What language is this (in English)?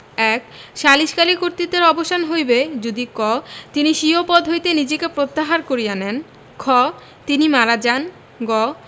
Bangla